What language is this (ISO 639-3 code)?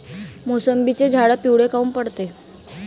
mar